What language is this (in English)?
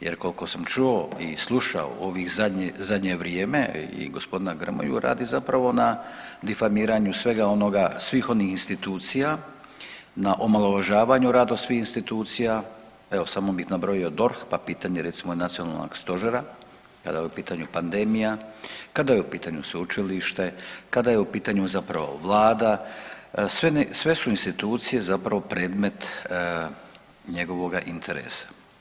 Croatian